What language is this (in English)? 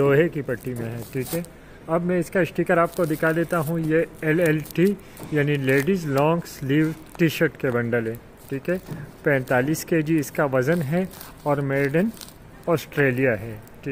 Hindi